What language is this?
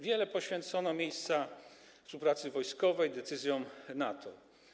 Polish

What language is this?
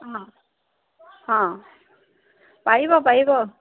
Assamese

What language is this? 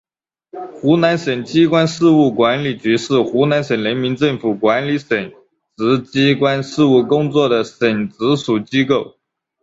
Chinese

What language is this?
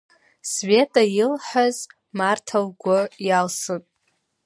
Abkhazian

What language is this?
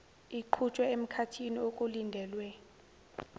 Zulu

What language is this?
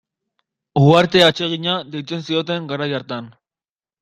Basque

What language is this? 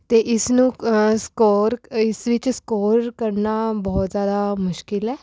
Punjabi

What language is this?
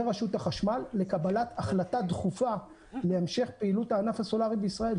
Hebrew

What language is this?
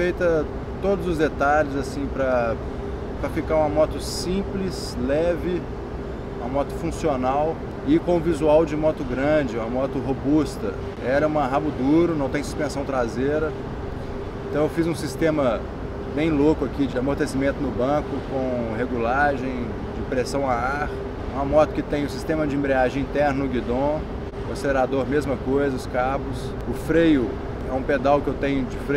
Portuguese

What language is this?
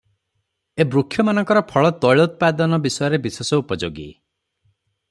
Odia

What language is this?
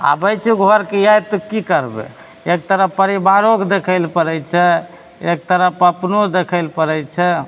Maithili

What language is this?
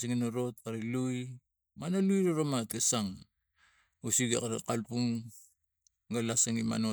Tigak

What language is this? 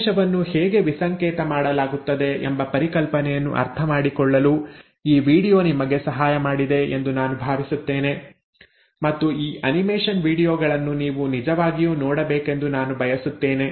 Kannada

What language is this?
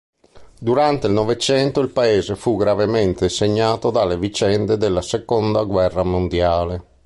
Italian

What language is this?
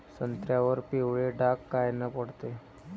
Marathi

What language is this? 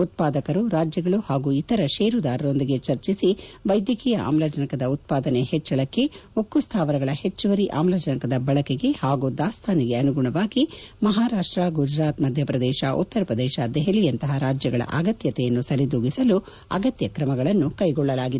Kannada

